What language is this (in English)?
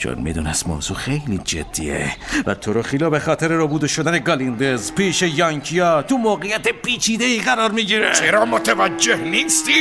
Persian